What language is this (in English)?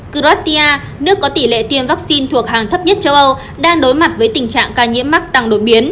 Vietnamese